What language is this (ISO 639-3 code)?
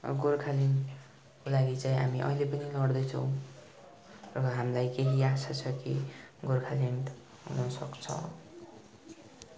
nep